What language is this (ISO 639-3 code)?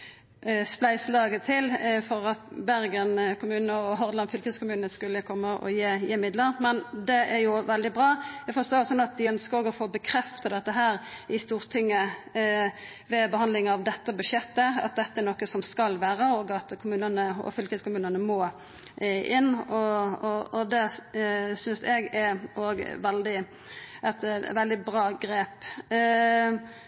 nno